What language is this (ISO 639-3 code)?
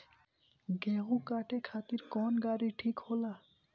bho